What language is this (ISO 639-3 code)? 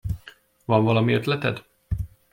hun